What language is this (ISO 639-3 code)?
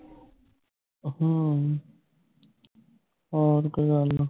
pan